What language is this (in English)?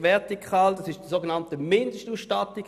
Swiss German